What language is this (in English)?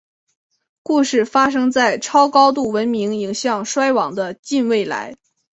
Chinese